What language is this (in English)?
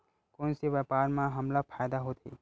Chhattisgarhi